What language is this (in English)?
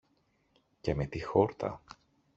Greek